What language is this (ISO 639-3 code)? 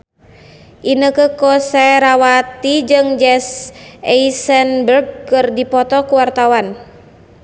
sun